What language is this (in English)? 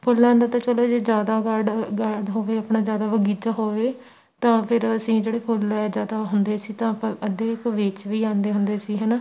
Punjabi